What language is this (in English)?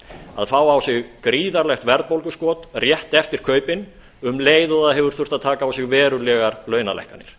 Icelandic